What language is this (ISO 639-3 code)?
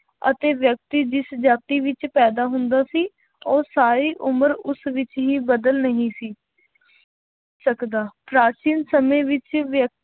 pan